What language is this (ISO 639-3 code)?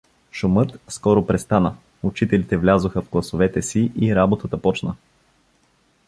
bul